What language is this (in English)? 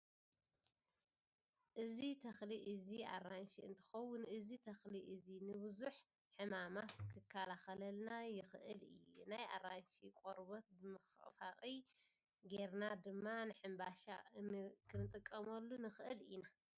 Tigrinya